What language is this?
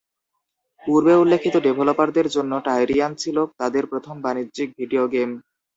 Bangla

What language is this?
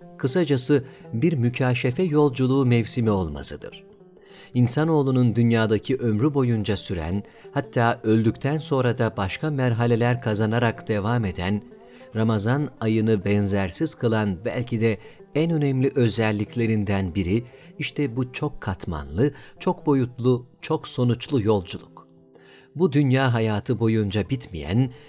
Turkish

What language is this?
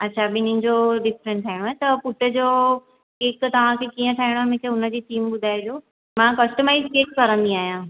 Sindhi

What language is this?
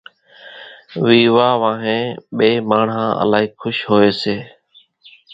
Kachi Koli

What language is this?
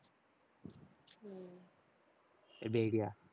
Tamil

